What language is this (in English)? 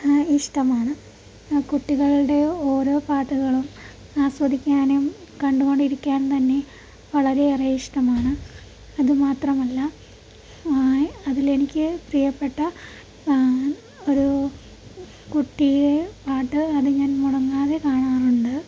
Malayalam